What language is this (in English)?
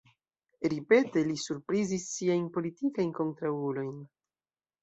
Esperanto